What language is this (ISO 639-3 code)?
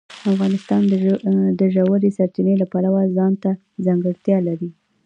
pus